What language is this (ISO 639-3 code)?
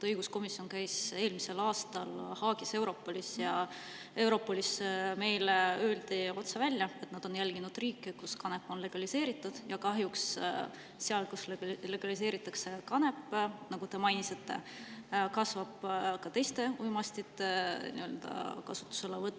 est